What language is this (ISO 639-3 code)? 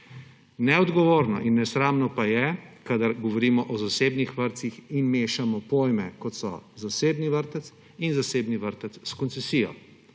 slv